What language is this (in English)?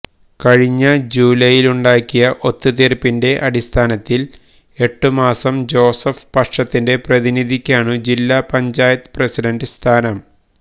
Malayalam